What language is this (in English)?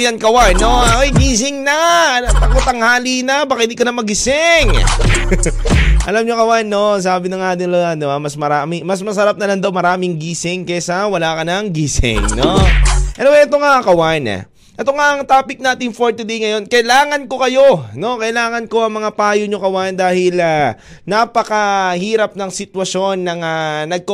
Filipino